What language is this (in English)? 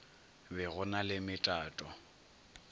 Northern Sotho